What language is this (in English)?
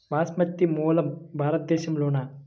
Telugu